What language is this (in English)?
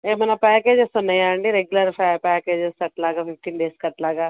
Telugu